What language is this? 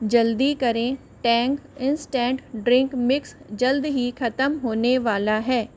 Hindi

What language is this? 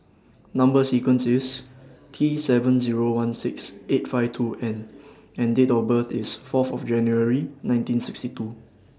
English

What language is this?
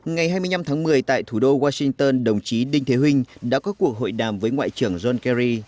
Vietnamese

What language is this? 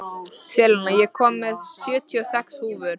Icelandic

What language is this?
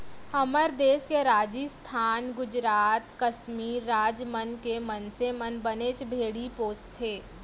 Chhattisgarhi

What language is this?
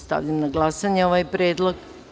Serbian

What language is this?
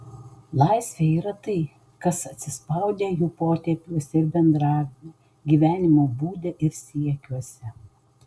Lithuanian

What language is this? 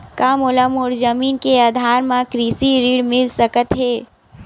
Chhattisgarhi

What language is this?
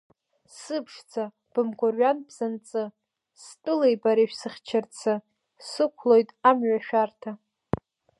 Abkhazian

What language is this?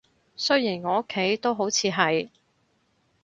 Cantonese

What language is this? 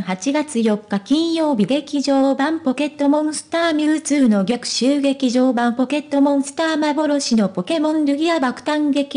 Japanese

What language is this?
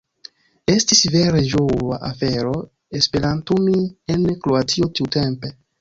Esperanto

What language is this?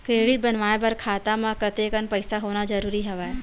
Chhattisgarhi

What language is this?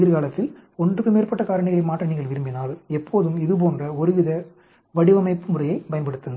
Tamil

